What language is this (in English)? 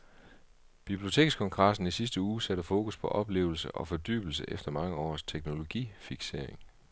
Danish